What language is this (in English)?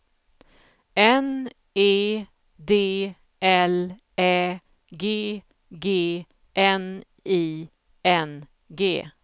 Swedish